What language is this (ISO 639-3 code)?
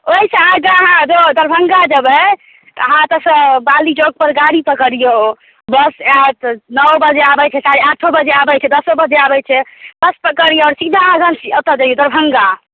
mai